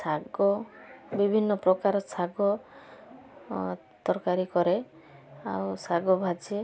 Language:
Odia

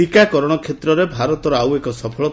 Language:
Odia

